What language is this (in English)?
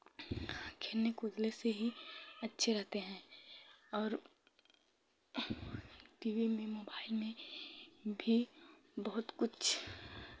Hindi